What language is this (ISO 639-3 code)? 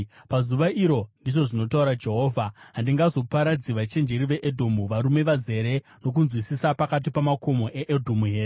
sna